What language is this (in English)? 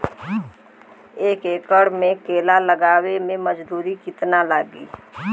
Bhojpuri